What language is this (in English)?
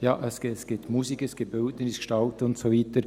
Swiss German